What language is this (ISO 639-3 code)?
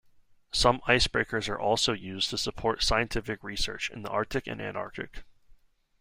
eng